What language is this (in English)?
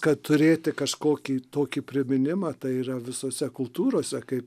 Lithuanian